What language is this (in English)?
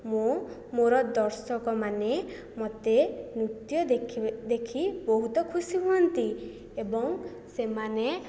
Odia